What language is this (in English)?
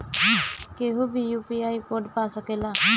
Bhojpuri